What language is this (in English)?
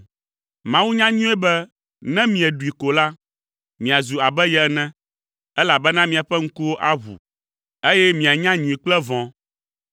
Ewe